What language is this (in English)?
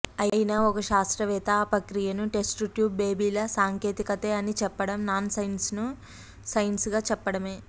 Telugu